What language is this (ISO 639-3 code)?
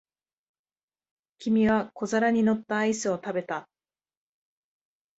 jpn